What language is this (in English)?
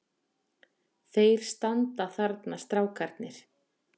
Icelandic